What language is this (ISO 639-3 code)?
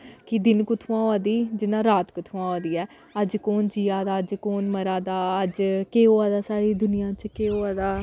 doi